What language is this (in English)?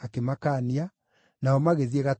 Kikuyu